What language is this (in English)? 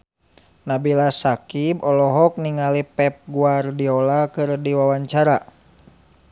Sundanese